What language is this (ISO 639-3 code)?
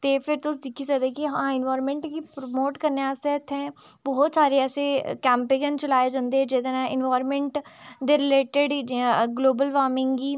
doi